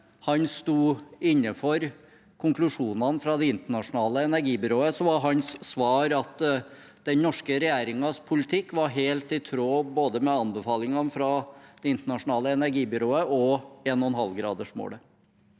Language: Norwegian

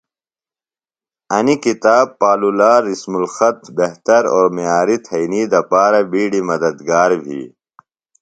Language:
Phalura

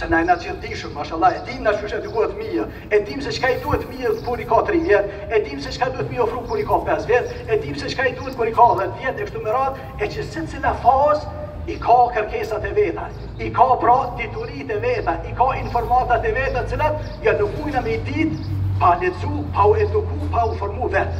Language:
Romanian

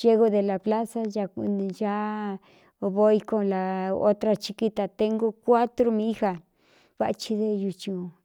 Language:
Cuyamecalco Mixtec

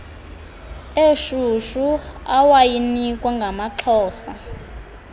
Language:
Xhosa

